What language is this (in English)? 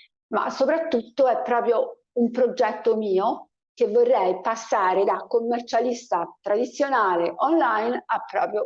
Italian